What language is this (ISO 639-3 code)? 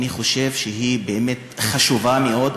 heb